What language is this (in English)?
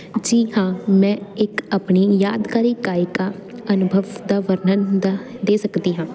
Punjabi